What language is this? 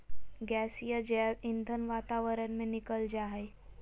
Magahi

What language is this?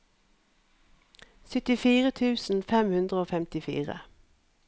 Norwegian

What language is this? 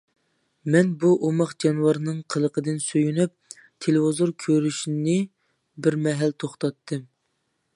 Uyghur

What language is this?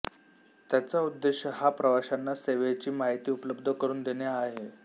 Marathi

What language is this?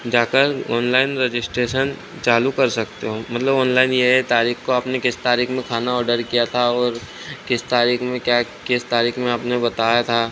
Hindi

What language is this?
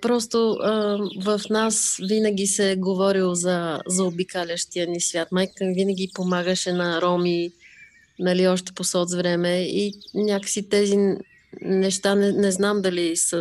Bulgarian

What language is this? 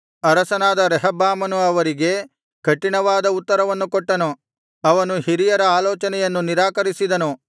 Kannada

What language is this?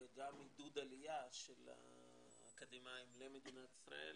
Hebrew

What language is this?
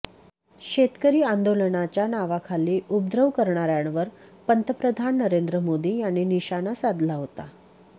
Marathi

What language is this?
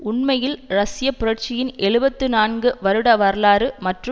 Tamil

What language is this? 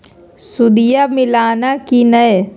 Magahi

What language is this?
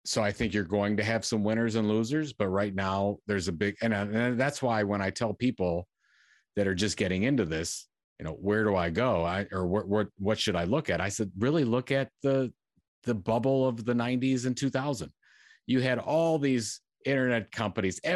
English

